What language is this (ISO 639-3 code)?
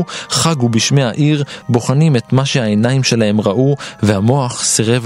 heb